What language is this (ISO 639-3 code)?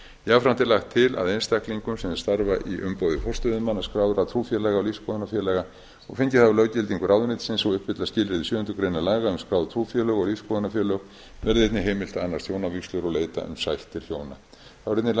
isl